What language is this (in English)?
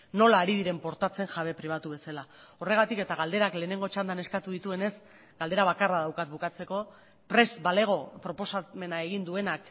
Basque